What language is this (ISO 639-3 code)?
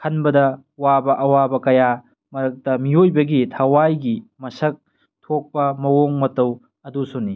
mni